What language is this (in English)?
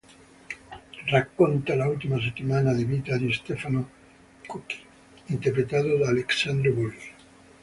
Italian